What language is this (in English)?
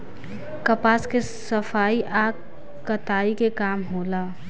Bhojpuri